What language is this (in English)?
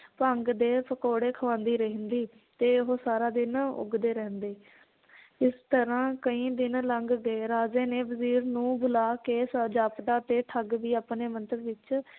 Punjabi